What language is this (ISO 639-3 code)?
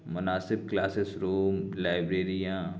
urd